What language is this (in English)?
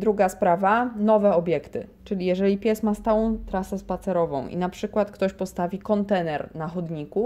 Polish